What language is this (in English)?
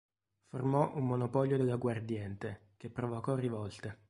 Italian